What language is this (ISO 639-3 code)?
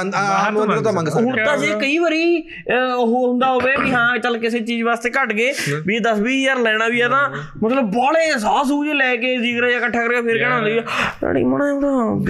pan